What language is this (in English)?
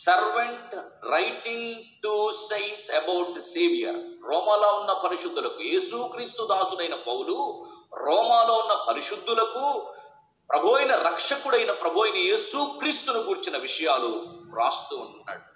Telugu